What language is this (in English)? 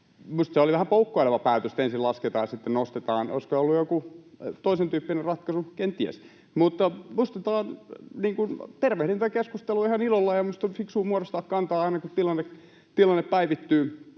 Finnish